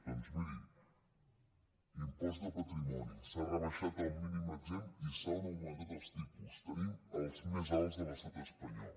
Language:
Catalan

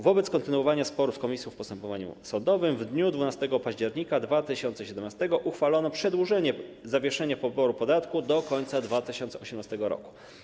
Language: Polish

